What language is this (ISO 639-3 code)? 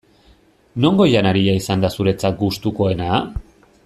eus